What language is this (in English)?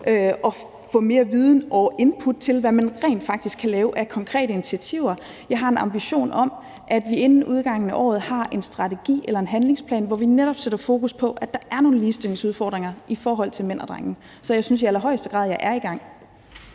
Danish